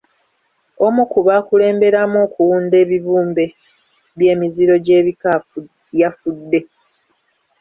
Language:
Ganda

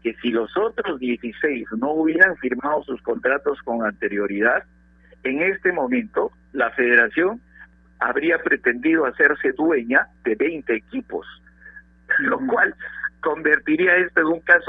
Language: Spanish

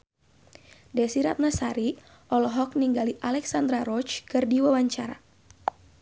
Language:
Sundanese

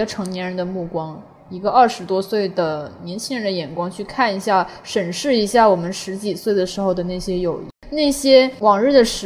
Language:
Chinese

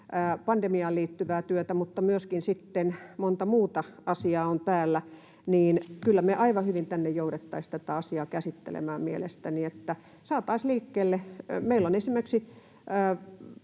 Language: Finnish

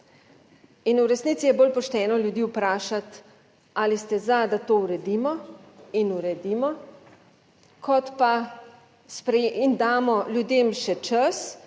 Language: Slovenian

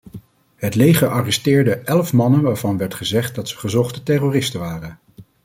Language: Dutch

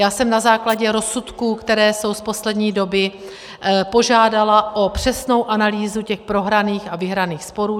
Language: Czech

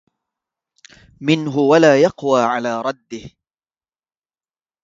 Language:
Arabic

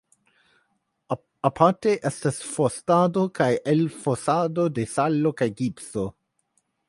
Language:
Esperanto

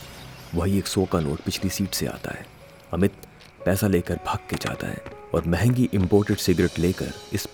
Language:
Hindi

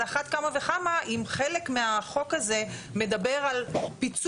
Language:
Hebrew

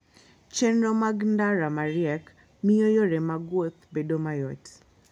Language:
Luo (Kenya and Tanzania)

